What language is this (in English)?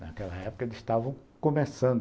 Portuguese